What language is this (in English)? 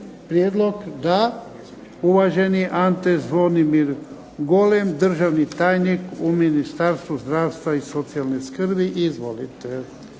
Croatian